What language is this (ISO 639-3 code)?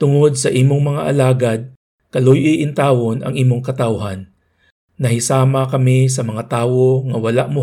fil